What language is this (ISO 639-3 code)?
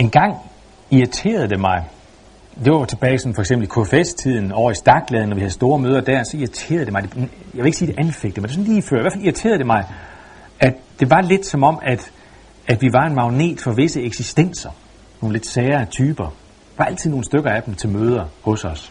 dan